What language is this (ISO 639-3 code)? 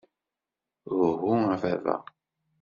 kab